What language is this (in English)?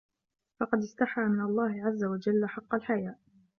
Arabic